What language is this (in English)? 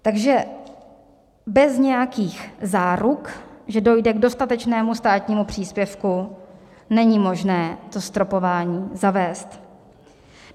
Czech